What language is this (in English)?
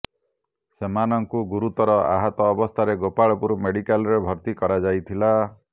Odia